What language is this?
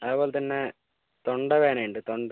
Malayalam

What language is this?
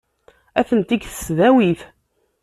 Kabyle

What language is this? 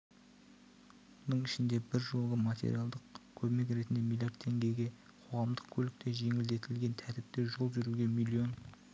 Kazakh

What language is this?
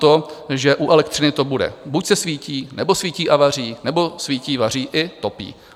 Czech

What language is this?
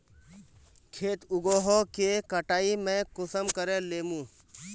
Magahi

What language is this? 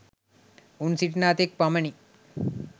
Sinhala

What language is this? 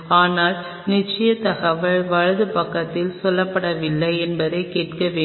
Tamil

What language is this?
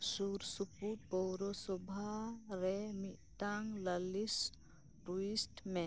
Santali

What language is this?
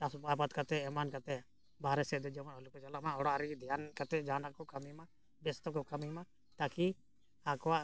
Santali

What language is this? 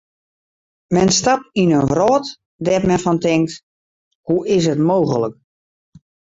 Western Frisian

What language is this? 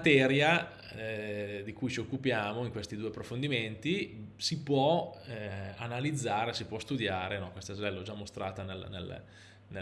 Italian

